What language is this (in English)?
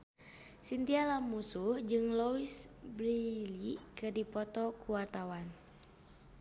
Sundanese